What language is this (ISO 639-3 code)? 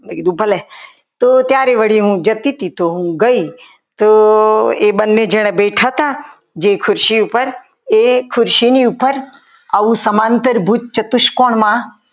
guj